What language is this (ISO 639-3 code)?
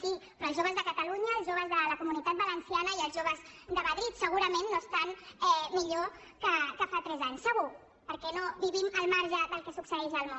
cat